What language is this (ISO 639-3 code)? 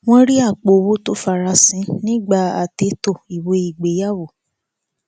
yor